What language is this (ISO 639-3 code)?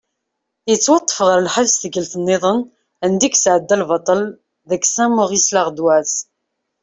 kab